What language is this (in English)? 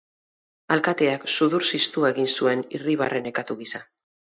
Basque